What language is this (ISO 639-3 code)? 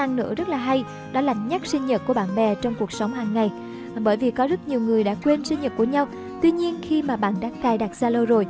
vie